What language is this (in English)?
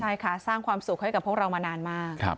Thai